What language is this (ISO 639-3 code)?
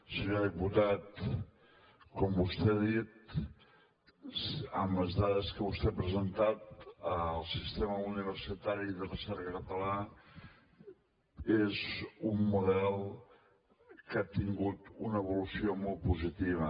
cat